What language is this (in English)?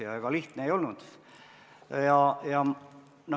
Estonian